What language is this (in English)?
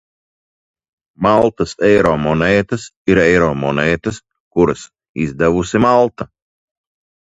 Latvian